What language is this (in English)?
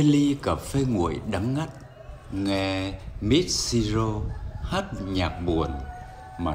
Vietnamese